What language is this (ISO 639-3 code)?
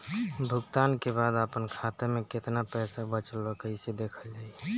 bho